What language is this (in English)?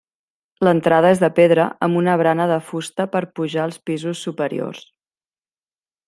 Catalan